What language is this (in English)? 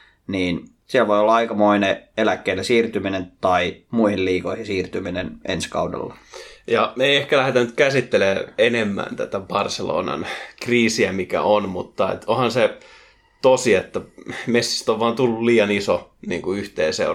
Finnish